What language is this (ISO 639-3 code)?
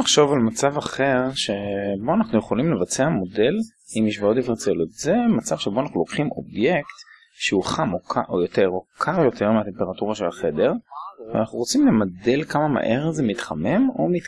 heb